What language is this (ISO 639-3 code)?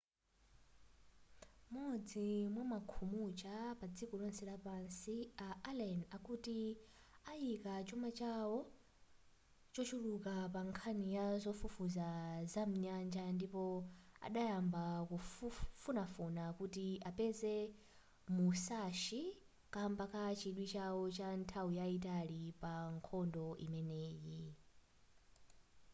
nya